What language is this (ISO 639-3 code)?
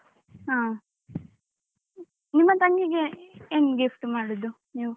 kan